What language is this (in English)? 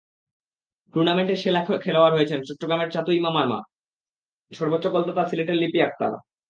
Bangla